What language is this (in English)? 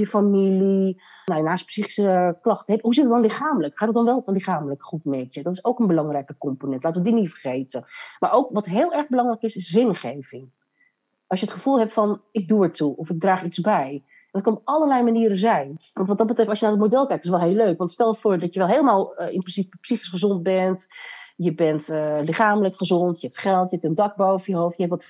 Dutch